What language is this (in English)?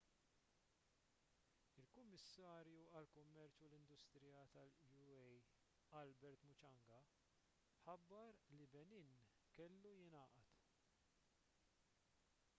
Maltese